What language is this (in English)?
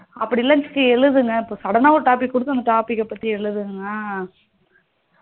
Tamil